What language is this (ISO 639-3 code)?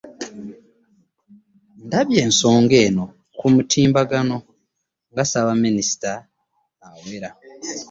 lug